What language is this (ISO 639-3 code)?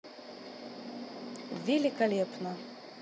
rus